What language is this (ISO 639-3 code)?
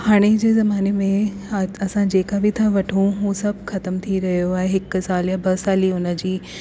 snd